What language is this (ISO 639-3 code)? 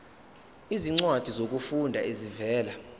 zul